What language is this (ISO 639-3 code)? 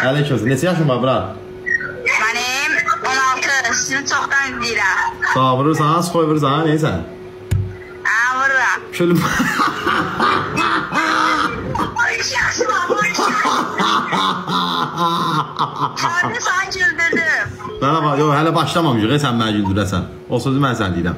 tur